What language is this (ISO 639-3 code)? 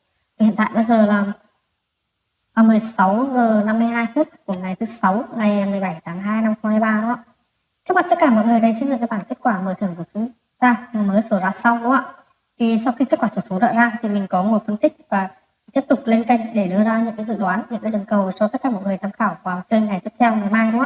vie